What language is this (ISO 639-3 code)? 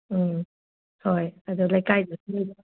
mni